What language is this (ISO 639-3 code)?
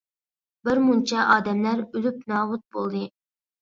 uig